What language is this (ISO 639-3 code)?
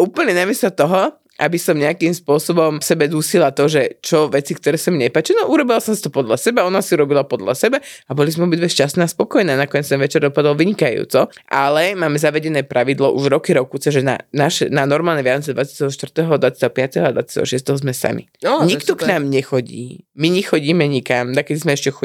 slk